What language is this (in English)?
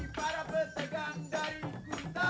Indonesian